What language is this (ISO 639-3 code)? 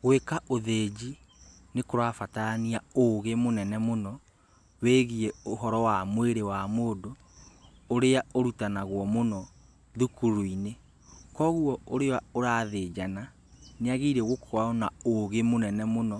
kik